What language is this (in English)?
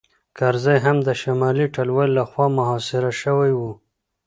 Pashto